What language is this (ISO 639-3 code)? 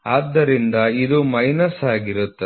kan